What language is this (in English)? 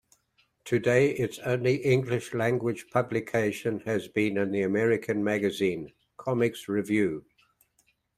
English